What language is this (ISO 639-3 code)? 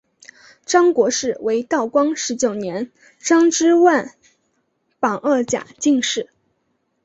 zho